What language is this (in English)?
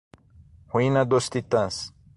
Portuguese